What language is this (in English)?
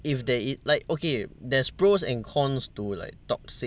English